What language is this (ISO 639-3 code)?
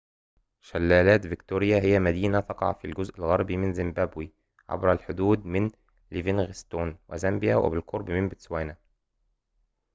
ara